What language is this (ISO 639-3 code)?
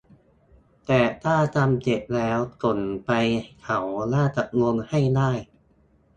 tha